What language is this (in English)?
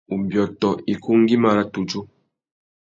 Tuki